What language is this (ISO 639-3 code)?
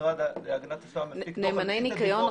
heb